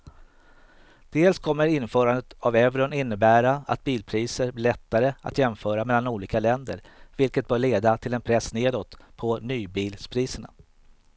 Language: Swedish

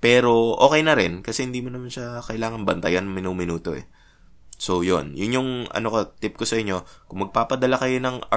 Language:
Filipino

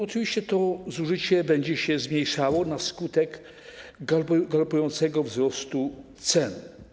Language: Polish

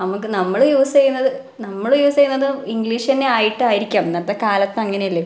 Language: Malayalam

